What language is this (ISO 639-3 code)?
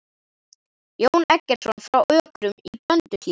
isl